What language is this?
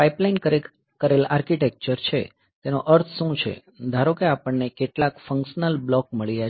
Gujarati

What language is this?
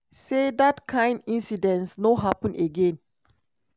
Nigerian Pidgin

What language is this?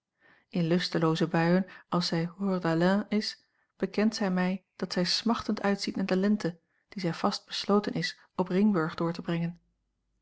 Dutch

